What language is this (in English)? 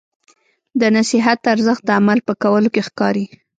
Pashto